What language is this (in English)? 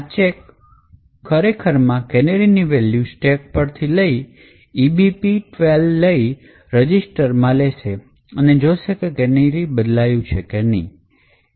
Gujarati